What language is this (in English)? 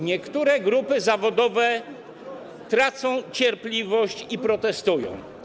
Polish